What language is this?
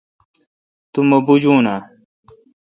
Kalkoti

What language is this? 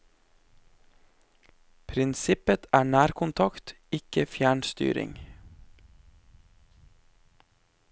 Norwegian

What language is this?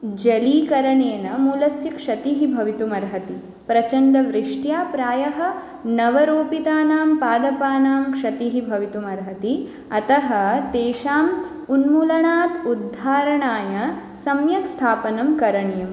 Sanskrit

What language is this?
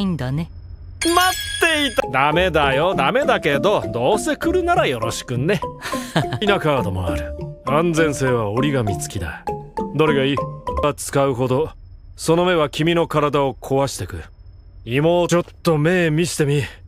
Japanese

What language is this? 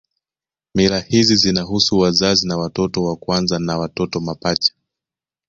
Swahili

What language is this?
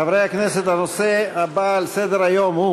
Hebrew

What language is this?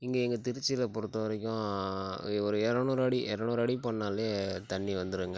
Tamil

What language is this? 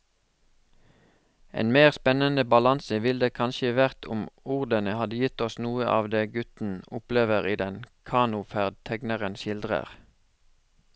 Norwegian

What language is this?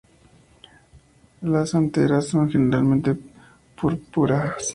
Spanish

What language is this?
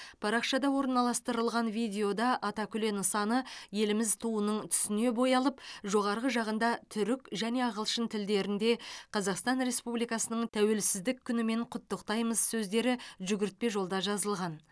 Kazakh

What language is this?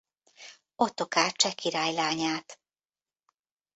Hungarian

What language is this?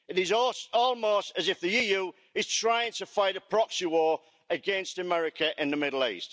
English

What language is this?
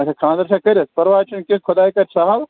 Kashmiri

